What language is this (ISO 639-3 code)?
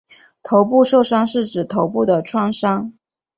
zho